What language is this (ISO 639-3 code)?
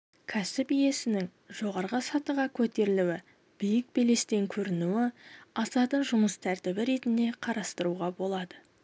kaz